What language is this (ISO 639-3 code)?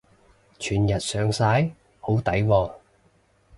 yue